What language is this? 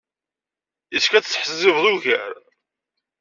Kabyle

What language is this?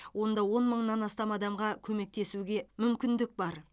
Kazakh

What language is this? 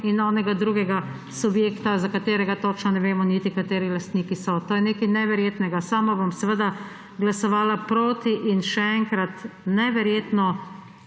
Slovenian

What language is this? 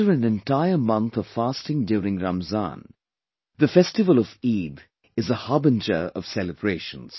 English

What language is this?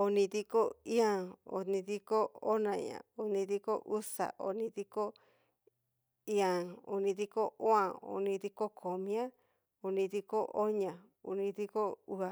Cacaloxtepec Mixtec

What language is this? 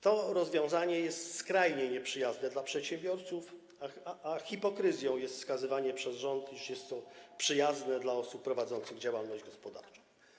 Polish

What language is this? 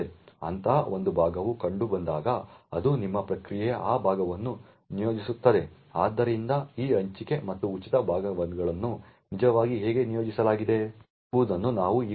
Kannada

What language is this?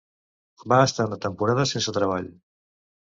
Catalan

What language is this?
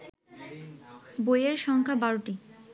Bangla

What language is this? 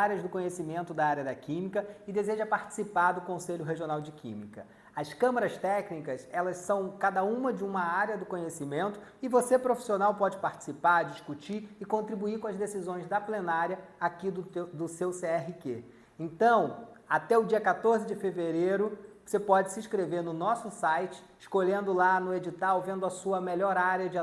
Portuguese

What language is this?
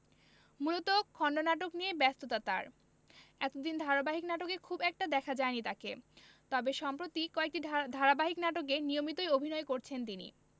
Bangla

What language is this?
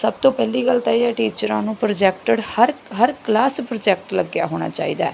Punjabi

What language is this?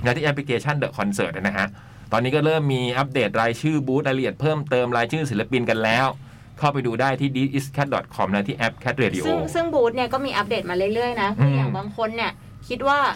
Thai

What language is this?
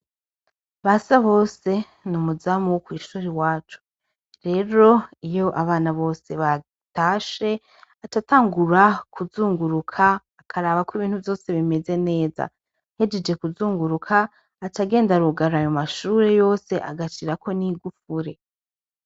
Rundi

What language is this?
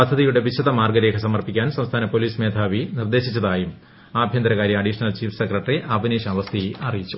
Malayalam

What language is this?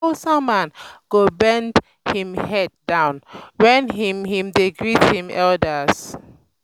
Nigerian Pidgin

